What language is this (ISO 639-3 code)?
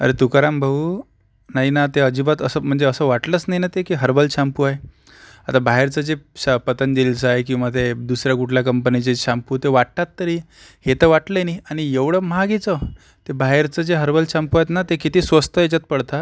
mar